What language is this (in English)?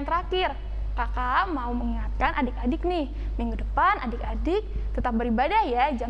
Indonesian